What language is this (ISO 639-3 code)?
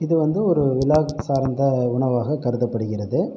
tam